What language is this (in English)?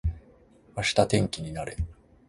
Japanese